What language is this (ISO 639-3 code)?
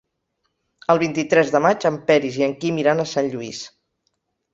cat